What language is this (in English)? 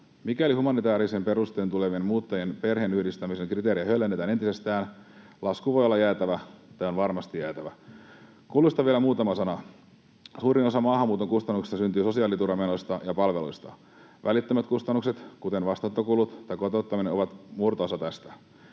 Finnish